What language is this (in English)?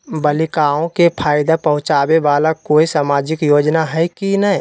Magahi